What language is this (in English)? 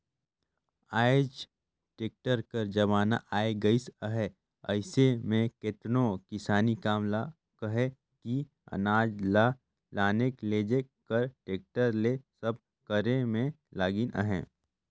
Chhattisgarhi